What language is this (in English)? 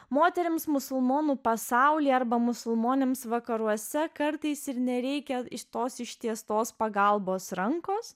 Lithuanian